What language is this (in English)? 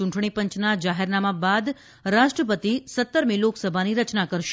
Gujarati